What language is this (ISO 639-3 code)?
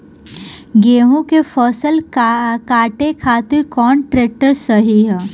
bho